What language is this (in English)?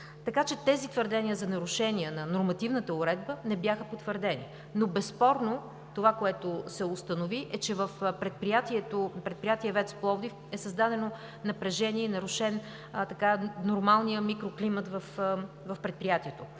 Bulgarian